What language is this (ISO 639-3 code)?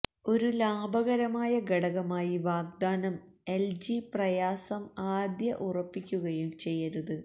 mal